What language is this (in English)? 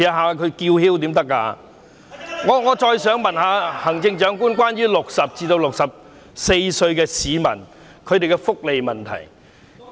Cantonese